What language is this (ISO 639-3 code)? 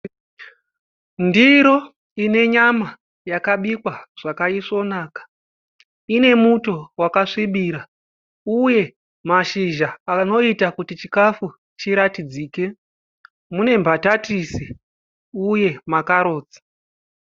sna